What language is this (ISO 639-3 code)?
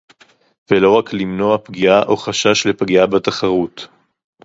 heb